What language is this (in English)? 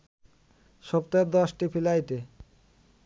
Bangla